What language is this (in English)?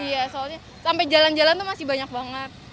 Indonesian